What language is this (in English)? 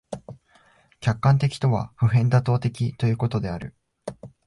Japanese